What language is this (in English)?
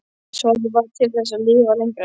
Icelandic